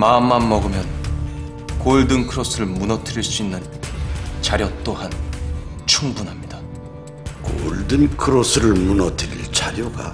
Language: Korean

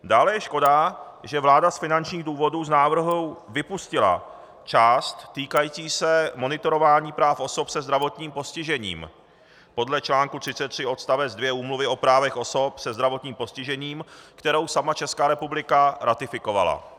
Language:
Czech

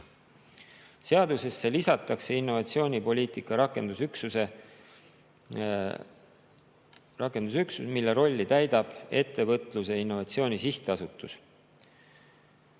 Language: Estonian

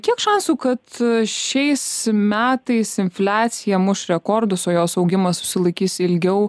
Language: Lithuanian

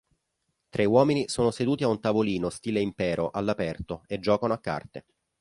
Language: Italian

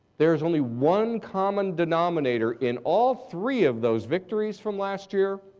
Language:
English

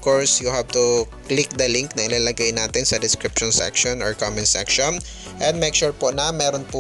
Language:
Filipino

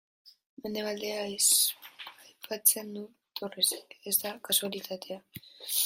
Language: Basque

